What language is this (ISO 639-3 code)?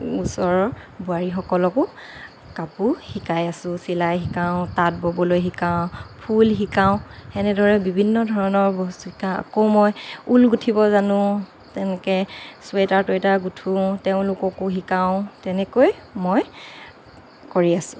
asm